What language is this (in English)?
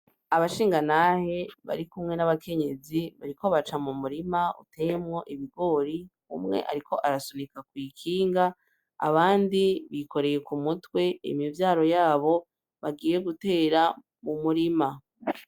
Rundi